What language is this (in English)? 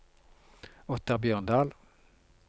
Norwegian